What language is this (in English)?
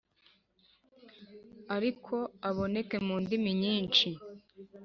Kinyarwanda